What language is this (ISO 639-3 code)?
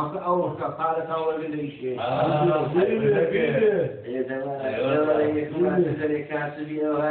ara